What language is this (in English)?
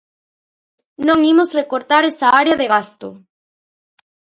Galician